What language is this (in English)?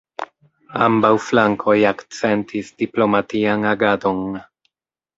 Esperanto